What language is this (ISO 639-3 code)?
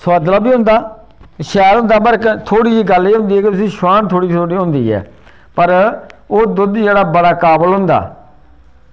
doi